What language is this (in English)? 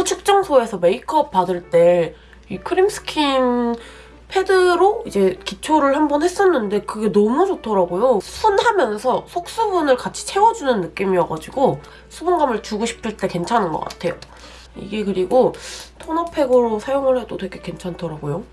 Korean